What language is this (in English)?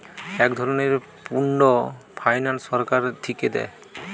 Bangla